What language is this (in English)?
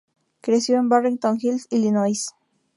Spanish